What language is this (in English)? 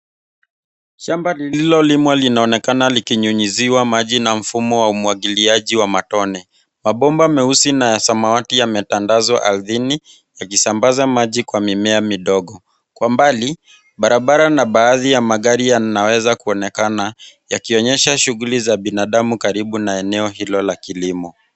Swahili